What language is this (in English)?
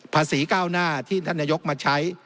Thai